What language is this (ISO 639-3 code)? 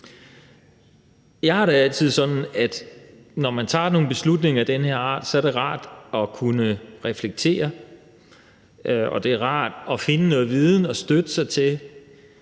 dan